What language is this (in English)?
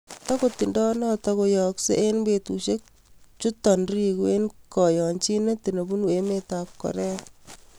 Kalenjin